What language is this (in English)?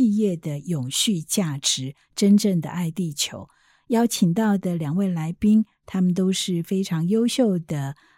Chinese